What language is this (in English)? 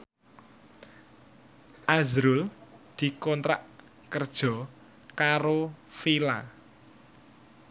Javanese